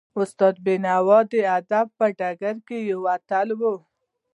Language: Pashto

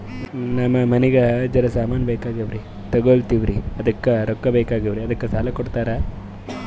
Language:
Kannada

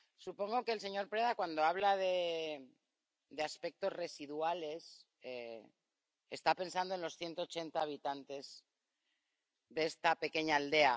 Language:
Spanish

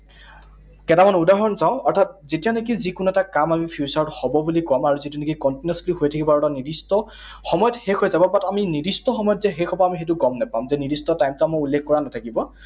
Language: Assamese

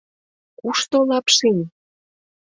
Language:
Mari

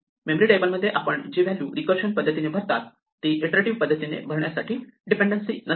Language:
Marathi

